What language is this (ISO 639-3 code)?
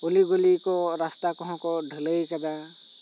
sat